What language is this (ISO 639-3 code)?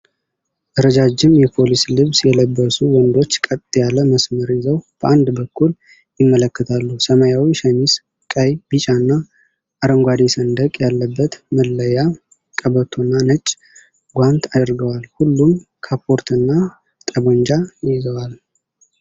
amh